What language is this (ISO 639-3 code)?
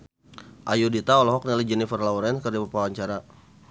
sun